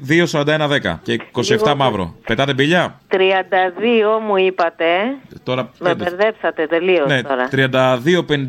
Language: Greek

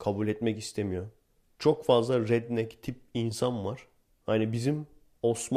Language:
Turkish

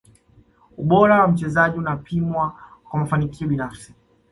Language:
Swahili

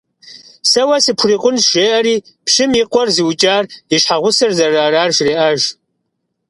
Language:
Kabardian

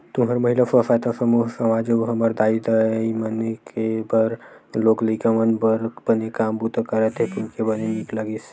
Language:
Chhattisgarhi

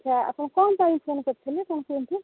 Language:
Odia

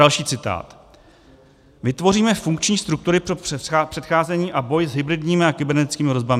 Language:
Czech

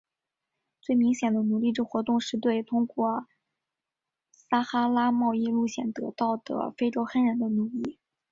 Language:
Chinese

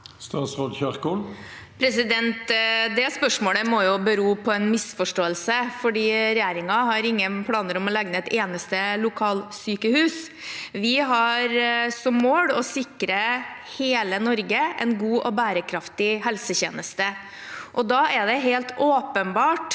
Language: Norwegian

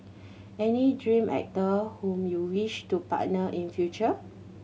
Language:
English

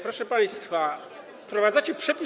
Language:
Polish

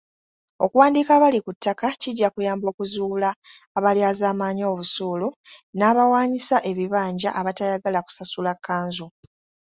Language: Ganda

